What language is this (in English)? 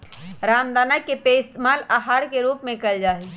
Magahi